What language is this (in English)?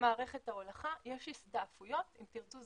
Hebrew